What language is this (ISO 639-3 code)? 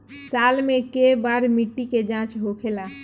bho